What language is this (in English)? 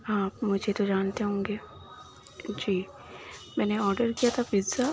Urdu